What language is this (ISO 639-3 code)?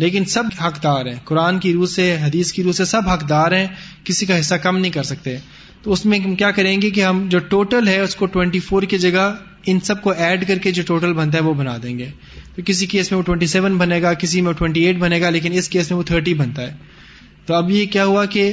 urd